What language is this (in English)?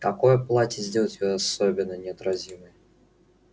Russian